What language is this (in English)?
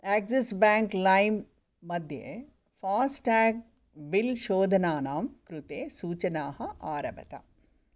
Sanskrit